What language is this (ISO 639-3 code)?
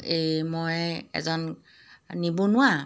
asm